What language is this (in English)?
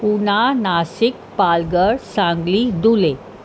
Sindhi